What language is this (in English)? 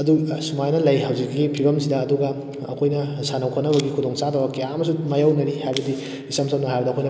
Manipuri